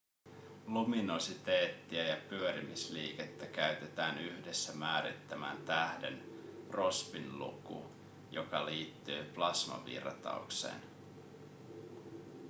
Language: Finnish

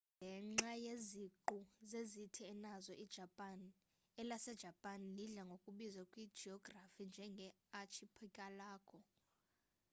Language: Xhosa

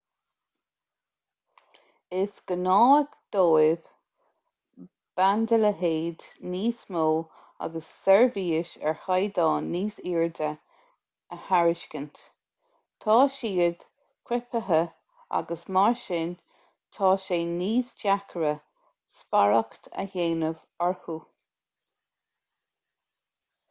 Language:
Irish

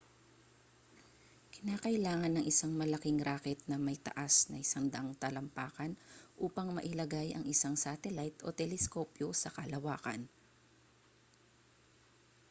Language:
Filipino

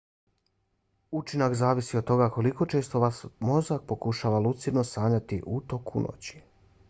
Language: Bosnian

